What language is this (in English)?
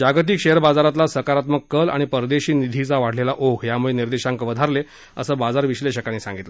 Marathi